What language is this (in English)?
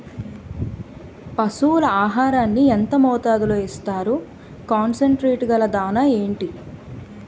Telugu